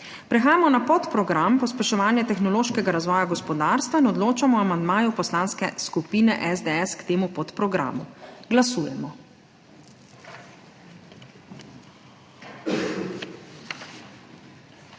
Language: Slovenian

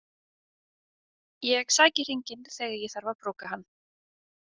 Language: Icelandic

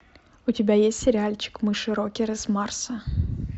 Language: Russian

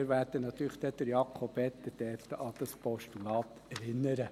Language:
Swiss German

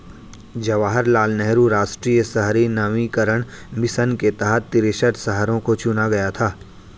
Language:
Hindi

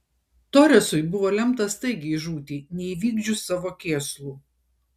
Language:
Lithuanian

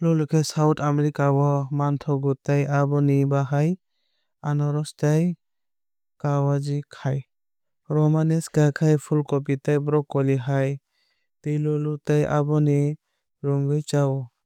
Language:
Kok Borok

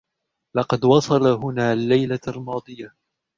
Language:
Arabic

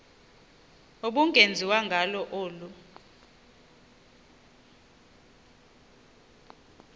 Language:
Xhosa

